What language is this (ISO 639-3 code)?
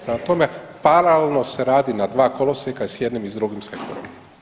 hrv